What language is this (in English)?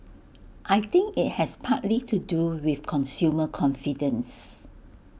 English